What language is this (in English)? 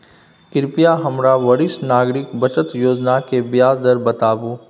Maithili